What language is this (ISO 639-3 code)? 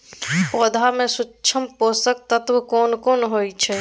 mai